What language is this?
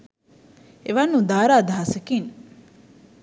Sinhala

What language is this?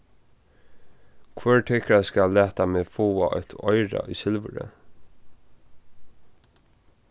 Faroese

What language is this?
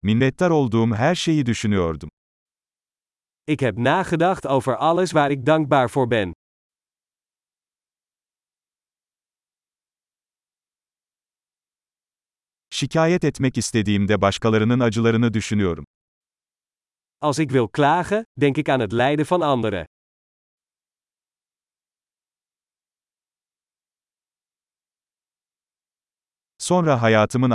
Turkish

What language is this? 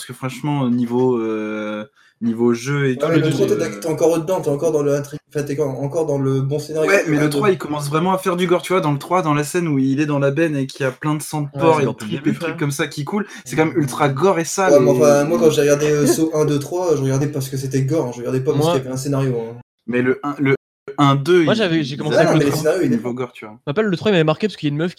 French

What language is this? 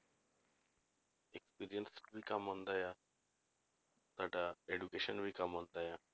Punjabi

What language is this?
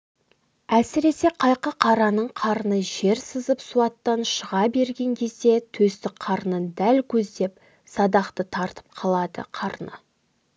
Kazakh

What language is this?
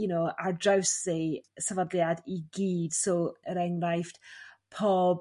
Welsh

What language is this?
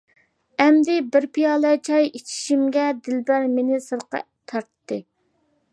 Uyghur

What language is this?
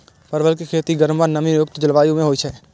Maithili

